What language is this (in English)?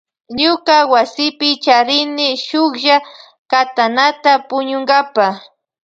Loja Highland Quichua